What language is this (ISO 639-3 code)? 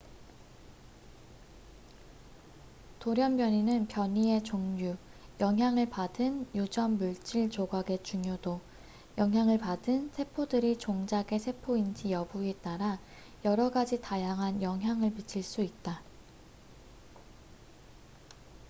kor